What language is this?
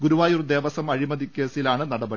Malayalam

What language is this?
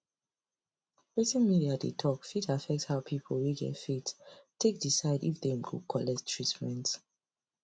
Nigerian Pidgin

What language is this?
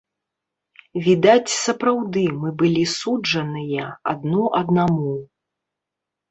Belarusian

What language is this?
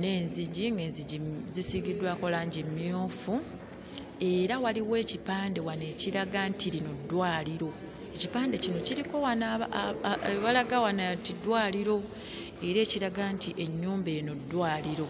Ganda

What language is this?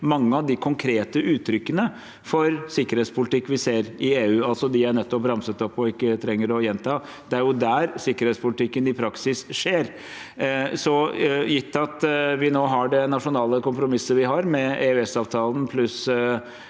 Norwegian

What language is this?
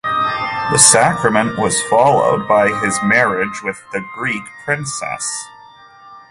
English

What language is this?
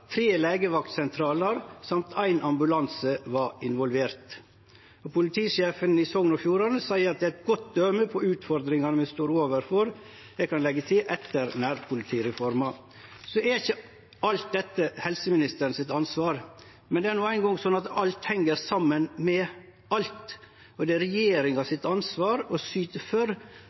Norwegian Nynorsk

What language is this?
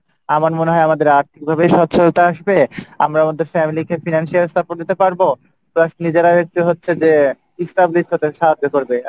Bangla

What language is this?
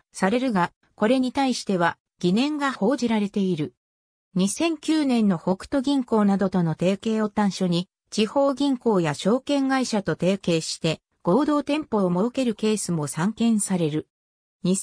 Japanese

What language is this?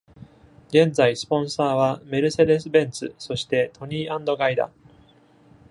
Japanese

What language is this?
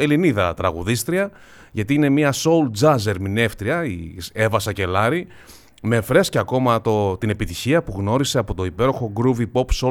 Greek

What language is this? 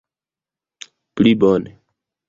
Esperanto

